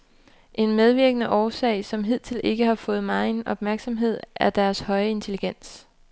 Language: Danish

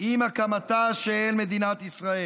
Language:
Hebrew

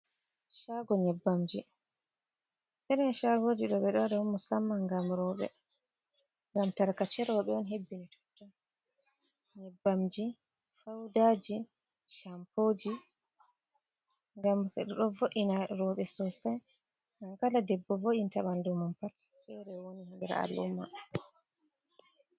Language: Fula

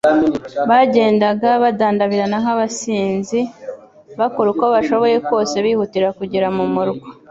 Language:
Kinyarwanda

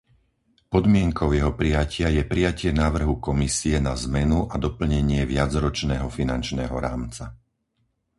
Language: Slovak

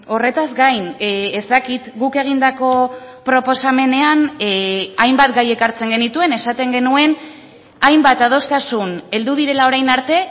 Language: Basque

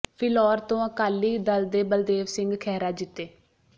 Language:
Punjabi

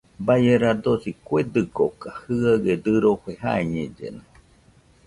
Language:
Nüpode Huitoto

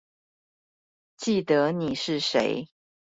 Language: Chinese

